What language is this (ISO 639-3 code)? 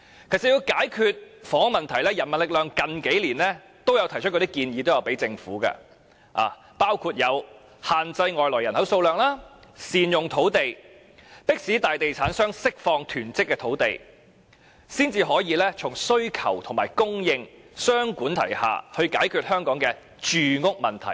yue